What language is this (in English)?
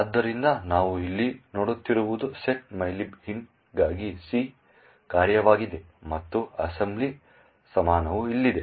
Kannada